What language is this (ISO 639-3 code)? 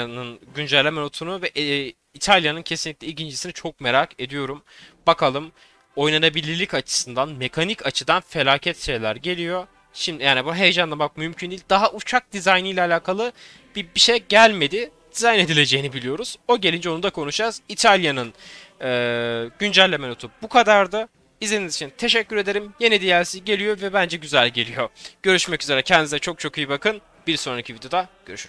tur